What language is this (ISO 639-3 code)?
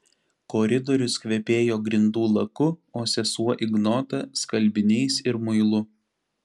lit